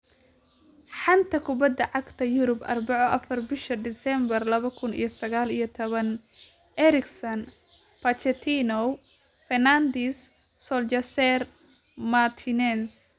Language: Somali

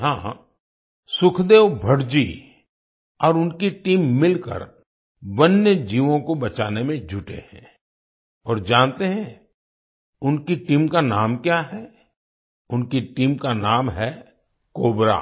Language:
Hindi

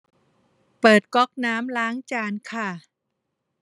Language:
Thai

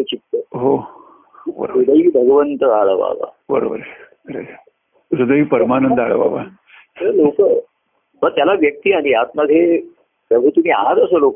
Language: Marathi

